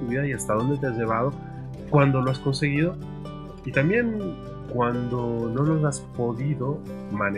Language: Spanish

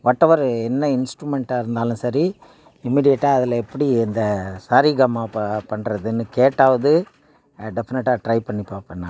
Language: Tamil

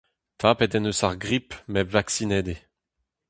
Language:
Breton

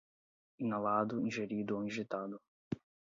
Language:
Portuguese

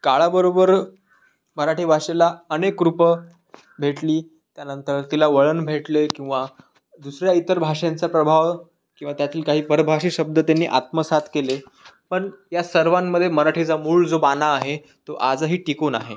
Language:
Marathi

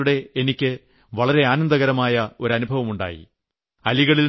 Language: Malayalam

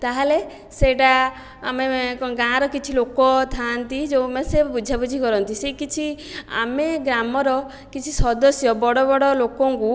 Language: Odia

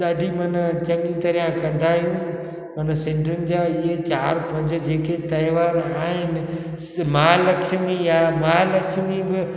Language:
Sindhi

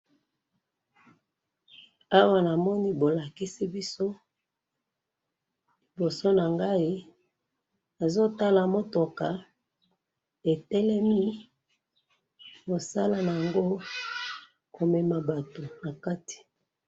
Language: Lingala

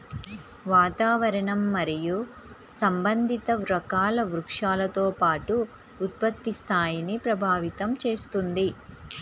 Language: Telugu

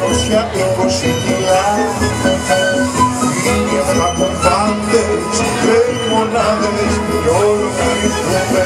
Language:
Greek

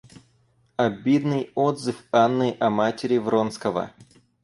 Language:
Russian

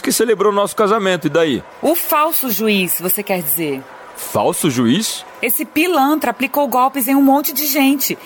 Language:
Portuguese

